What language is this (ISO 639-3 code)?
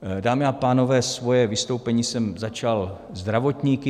ces